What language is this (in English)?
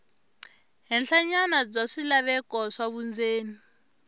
Tsonga